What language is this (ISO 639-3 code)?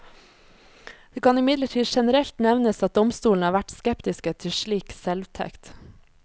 nor